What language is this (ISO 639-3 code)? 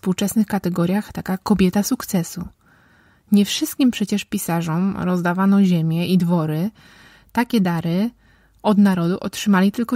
pol